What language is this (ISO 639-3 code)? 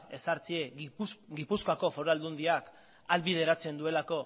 eus